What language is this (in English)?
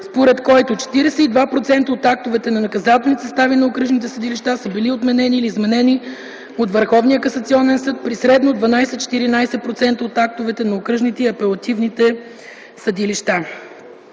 Bulgarian